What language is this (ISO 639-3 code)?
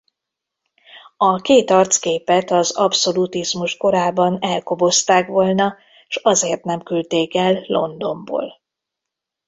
hun